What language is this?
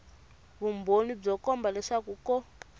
Tsonga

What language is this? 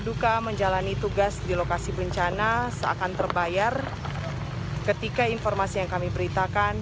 Indonesian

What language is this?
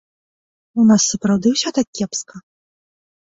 Belarusian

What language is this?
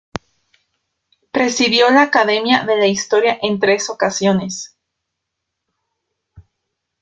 Spanish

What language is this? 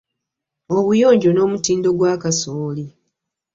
Ganda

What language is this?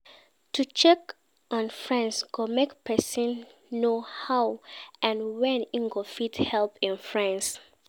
Nigerian Pidgin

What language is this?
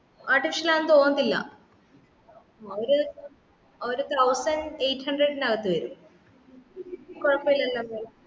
Malayalam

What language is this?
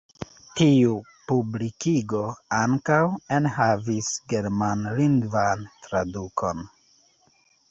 Esperanto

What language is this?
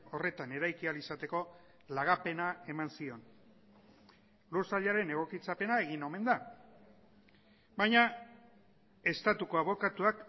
Basque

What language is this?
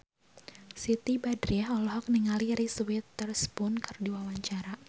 Sundanese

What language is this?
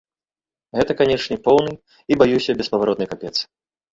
Belarusian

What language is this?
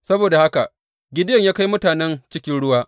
Hausa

